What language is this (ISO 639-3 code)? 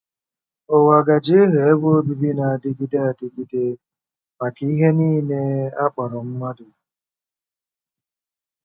ibo